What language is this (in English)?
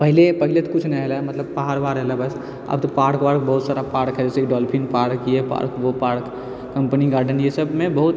Maithili